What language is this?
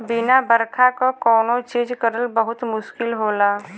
Bhojpuri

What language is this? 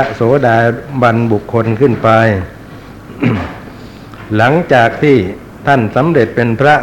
Thai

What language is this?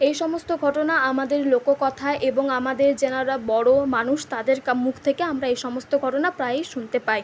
Bangla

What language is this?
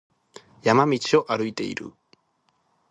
Japanese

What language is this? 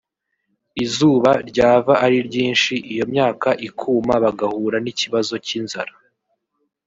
Kinyarwanda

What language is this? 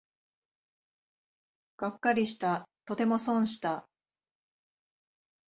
Japanese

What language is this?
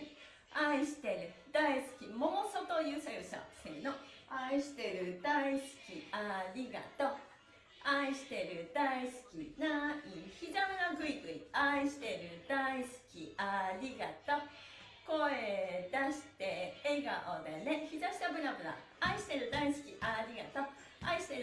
Japanese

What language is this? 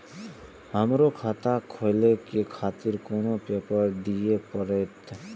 Maithili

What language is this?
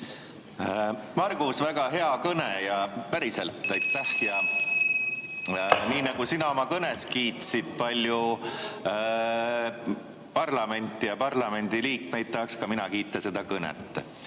Estonian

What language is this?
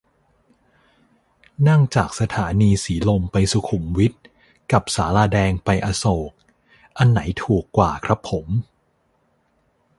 Thai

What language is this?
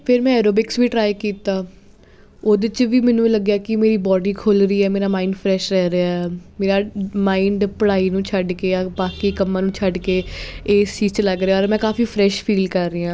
Punjabi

